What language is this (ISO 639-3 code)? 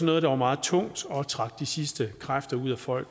dan